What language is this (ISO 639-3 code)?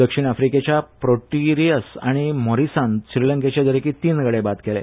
kok